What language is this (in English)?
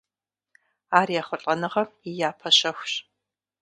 Kabardian